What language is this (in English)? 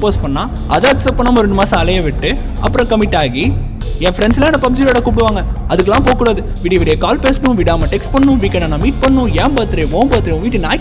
Tamil